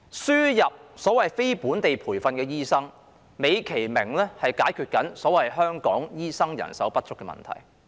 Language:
Cantonese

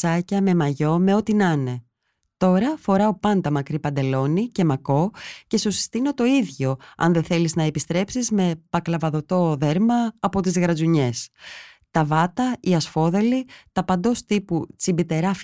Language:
Greek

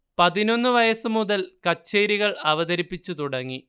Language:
Malayalam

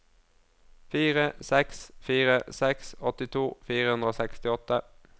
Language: Norwegian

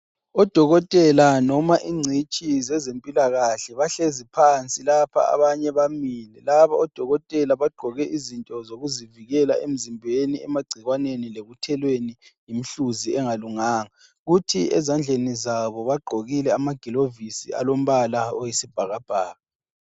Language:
North Ndebele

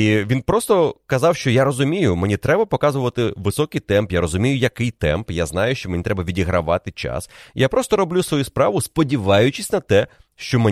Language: Ukrainian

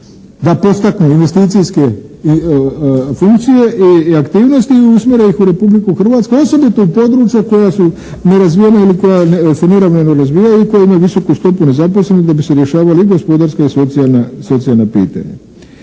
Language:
Croatian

